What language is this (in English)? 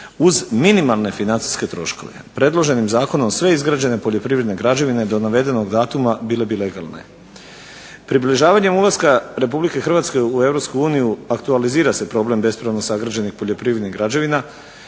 Croatian